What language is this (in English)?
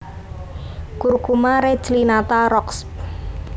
Javanese